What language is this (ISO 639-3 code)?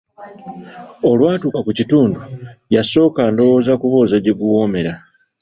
lug